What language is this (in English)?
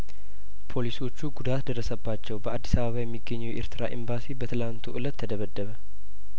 Amharic